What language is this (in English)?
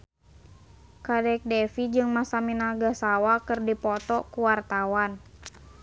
Sundanese